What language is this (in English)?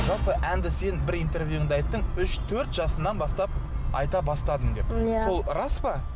Kazakh